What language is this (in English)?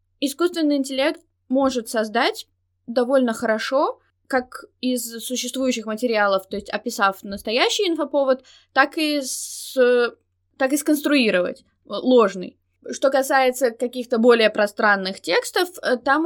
Russian